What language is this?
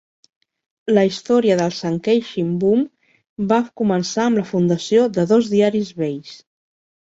Catalan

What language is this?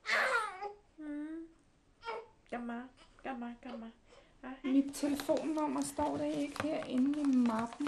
Danish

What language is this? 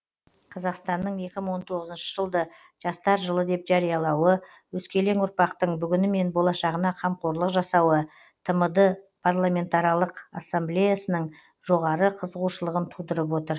Kazakh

